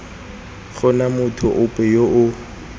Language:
Tswana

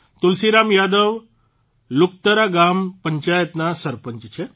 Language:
Gujarati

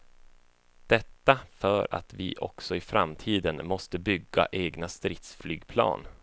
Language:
Swedish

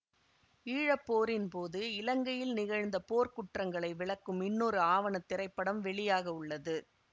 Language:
Tamil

